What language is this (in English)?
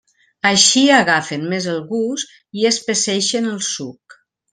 Catalan